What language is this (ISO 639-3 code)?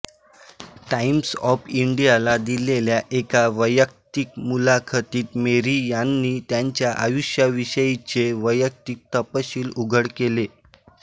mar